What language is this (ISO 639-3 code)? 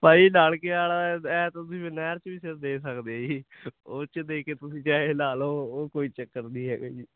pan